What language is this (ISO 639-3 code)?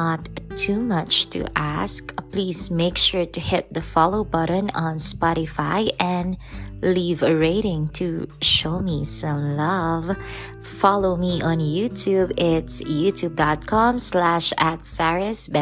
fil